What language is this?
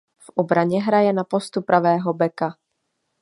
Czech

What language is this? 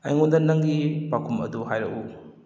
Manipuri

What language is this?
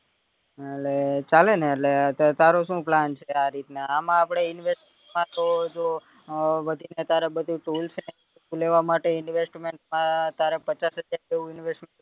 Gujarati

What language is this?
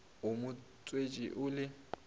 Northern Sotho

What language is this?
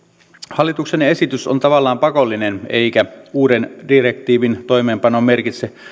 Finnish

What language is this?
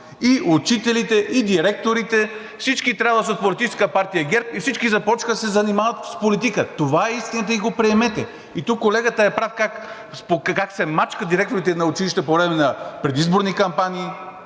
Bulgarian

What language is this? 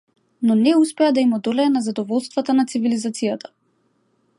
Macedonian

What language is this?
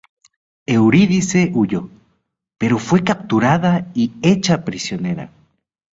Spanish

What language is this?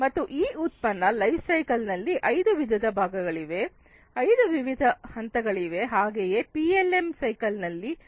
Kannada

